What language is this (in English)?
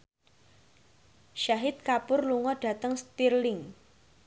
Javanese